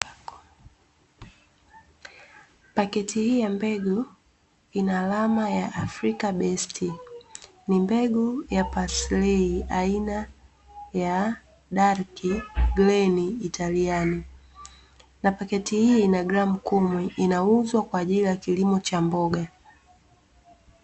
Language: Swahili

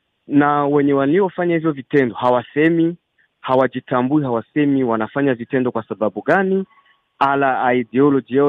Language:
Swahili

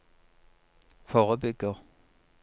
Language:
Norwegian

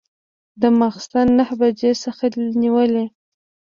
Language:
Pashto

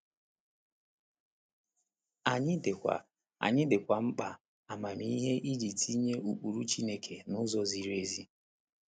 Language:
Igbo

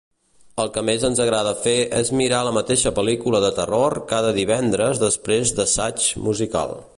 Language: Catalan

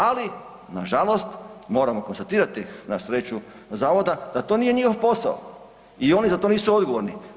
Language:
Croatian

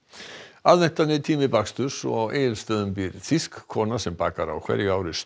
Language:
Icelandic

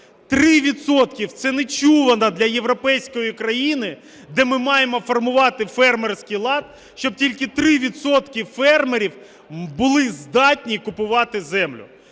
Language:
Ukrainian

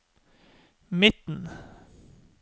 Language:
Norwegian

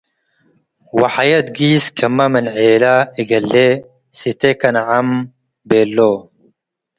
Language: Tigre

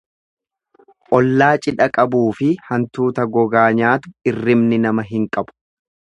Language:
Oromo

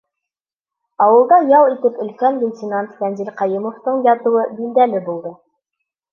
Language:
Bashkir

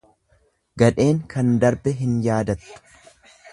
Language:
Oromo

